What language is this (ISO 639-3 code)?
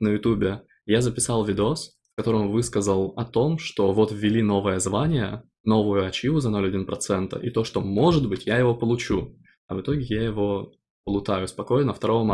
rus